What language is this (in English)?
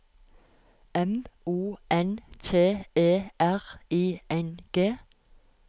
Norwegian